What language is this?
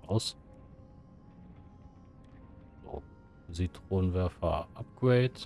German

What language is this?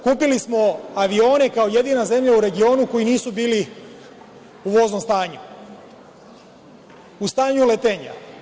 Serbian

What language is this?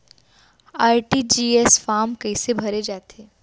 Chhattisgarhi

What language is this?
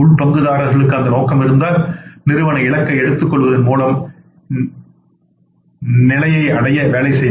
Tamil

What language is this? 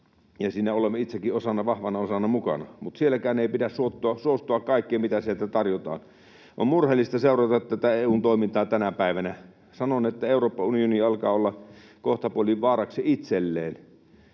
Finnish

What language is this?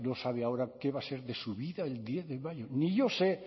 Spanish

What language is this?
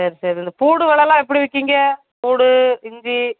Tamil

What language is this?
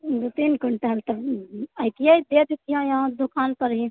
Maithili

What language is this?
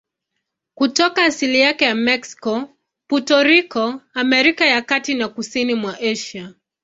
Swahili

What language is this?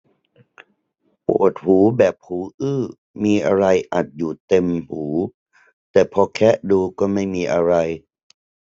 Thai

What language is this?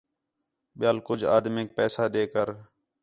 Khetrani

